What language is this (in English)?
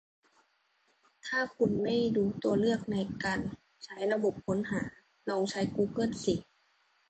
Thai